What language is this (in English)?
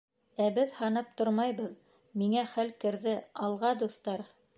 Bashkir